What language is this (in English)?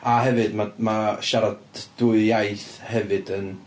Welsh